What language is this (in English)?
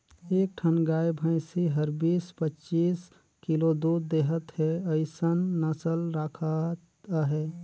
Chhattisgarhi